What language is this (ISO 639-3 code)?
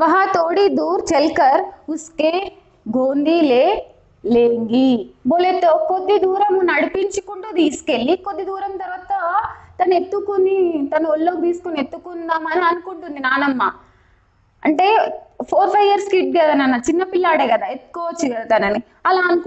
hin